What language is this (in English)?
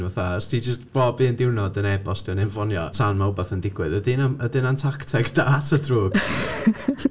Welsh